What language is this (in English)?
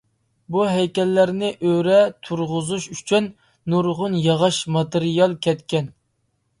Uyghur